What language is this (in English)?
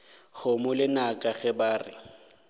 Northern Sotho